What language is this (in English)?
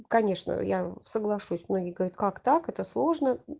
Russian